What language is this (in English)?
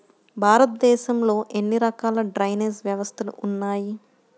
Telugu